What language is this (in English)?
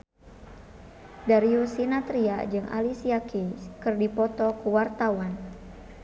Sundanese